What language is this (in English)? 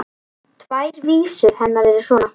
Icelandic